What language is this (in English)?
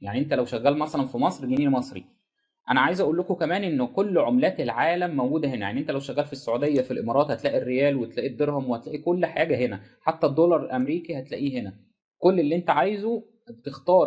Arabic